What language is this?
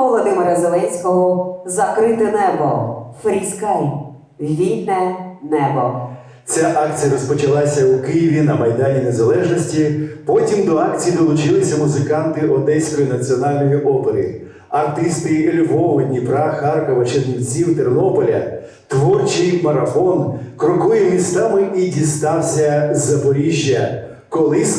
Ukrainian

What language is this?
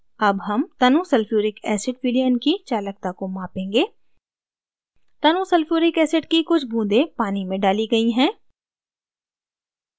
Hindi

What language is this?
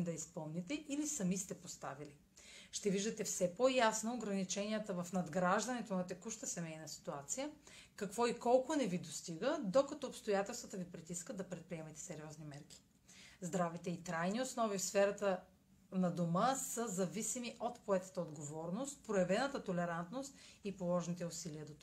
Bulgarian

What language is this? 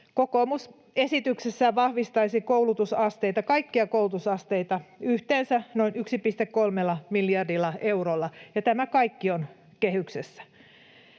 Finnish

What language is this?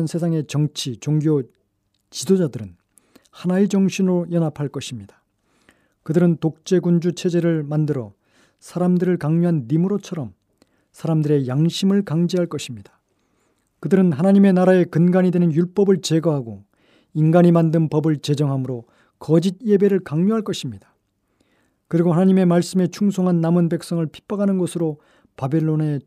Korean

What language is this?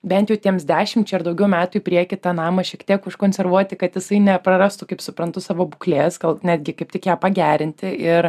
Lithuanian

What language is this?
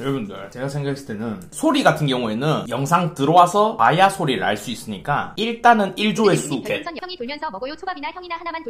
Korean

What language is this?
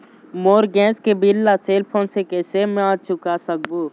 Chhattisgarhi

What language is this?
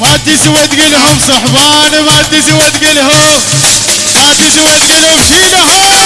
Arabic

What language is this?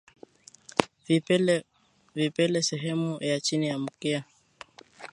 Swahili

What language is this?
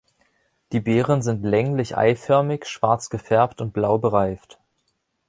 German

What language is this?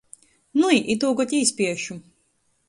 Latgalian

